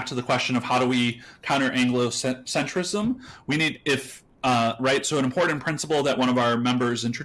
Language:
English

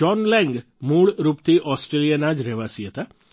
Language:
Gujarati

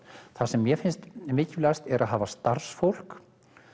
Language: Icelandic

